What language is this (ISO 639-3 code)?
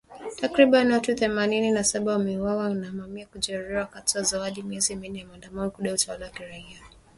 swa